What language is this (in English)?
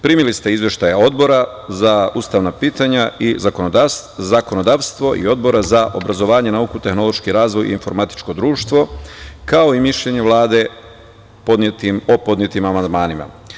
Serbian